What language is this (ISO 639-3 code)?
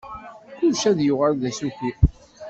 kab